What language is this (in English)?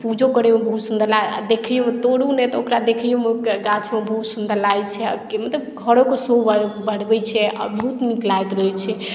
Maithili